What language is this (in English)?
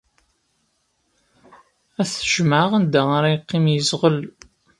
Kabyle